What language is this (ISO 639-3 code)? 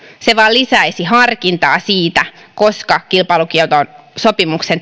fin